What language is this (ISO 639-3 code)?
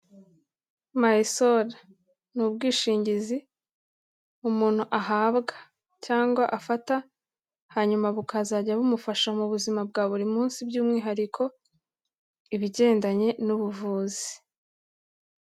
kin